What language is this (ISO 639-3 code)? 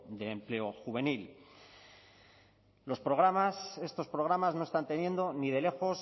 spa